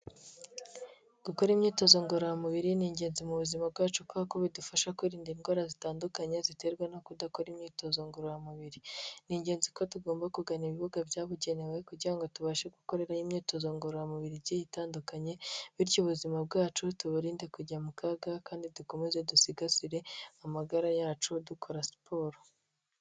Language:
Kinyarwanda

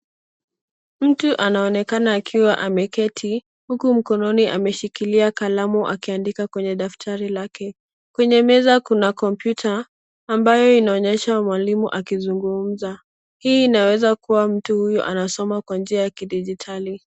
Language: Swahili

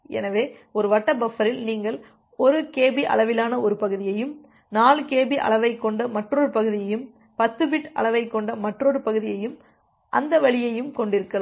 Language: Tamil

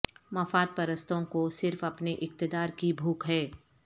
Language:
Urdu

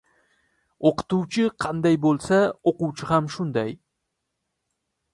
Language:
Uzbek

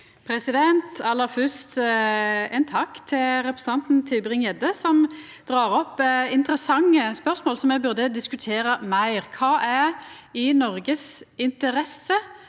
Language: Norwegian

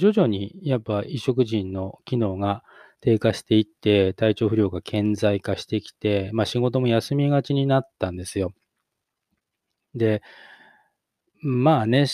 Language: Japanese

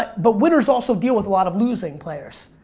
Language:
English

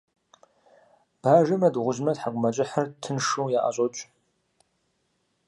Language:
Kabardian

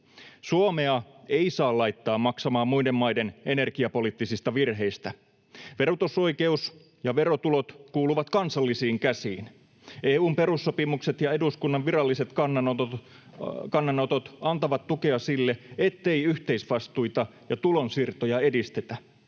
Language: Finnish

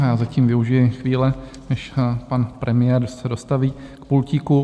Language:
Czech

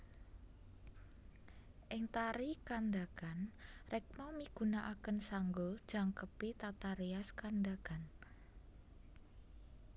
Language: Javanese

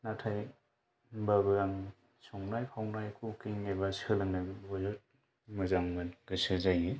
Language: Bodo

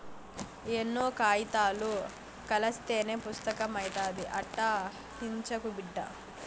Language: Telugu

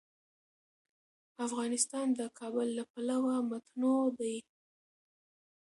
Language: Pashto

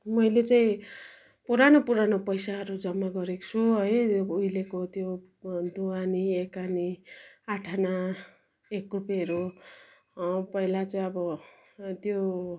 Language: Nepali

